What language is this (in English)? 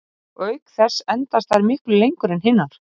Icelandic